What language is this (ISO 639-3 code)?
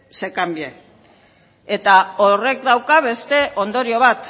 eus